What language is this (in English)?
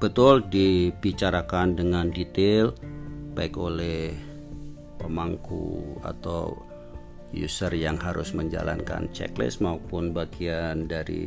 Indonesian